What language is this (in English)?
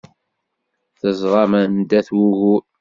Kabyle